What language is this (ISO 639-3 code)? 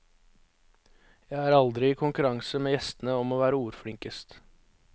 nor